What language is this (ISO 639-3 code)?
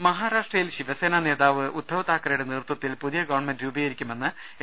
mal